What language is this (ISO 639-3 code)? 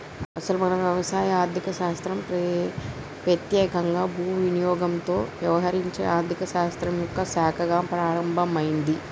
tel